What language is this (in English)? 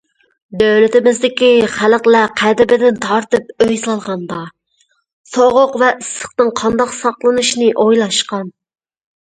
Uyghur